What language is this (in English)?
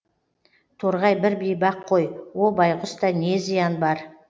Kazakh